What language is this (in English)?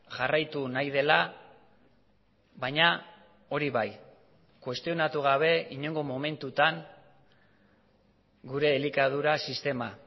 Basque